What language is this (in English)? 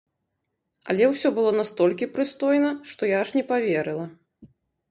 Belarusian